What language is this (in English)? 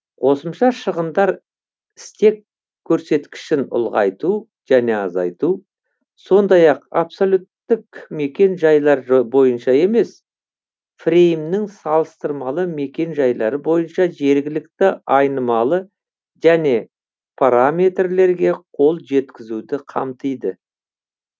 Kazakh